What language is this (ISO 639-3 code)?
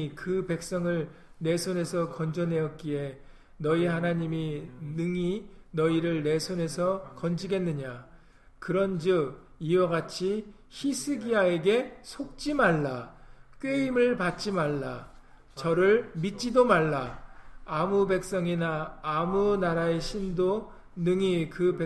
kor